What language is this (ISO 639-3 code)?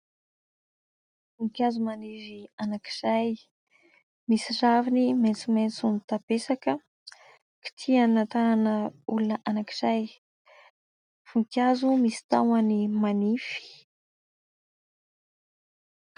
mlg